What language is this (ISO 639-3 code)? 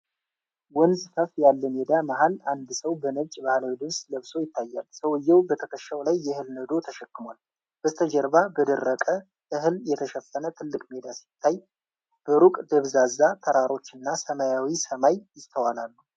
amh